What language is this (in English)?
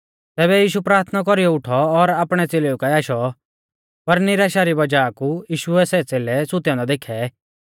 Mahasu Pahari